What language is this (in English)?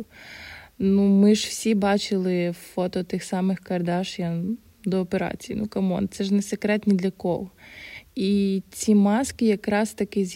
Ukrainian